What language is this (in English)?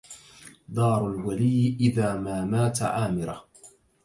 Arabic